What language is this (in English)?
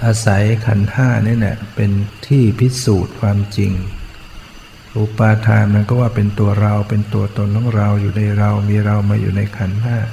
Thai